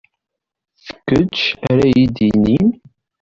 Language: Kabyle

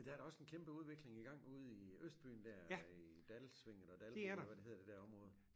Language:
Danish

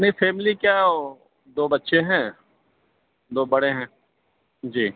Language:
Urdu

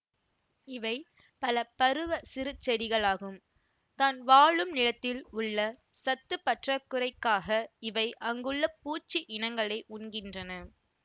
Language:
Tamil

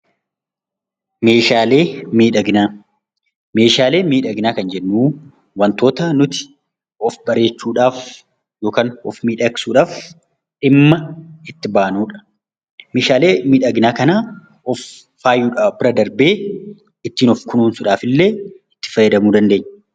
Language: Oromo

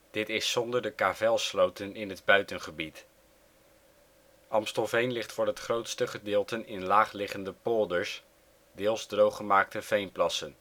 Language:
Dutch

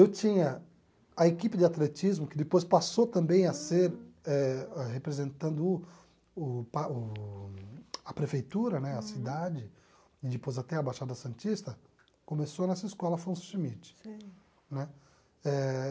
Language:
Portuguese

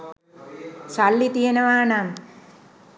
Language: Sinhala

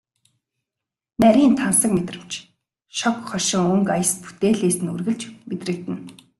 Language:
Mongolian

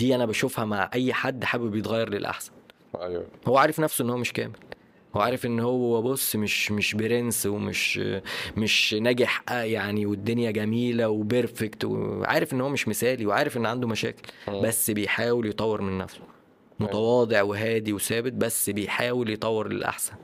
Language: Arabic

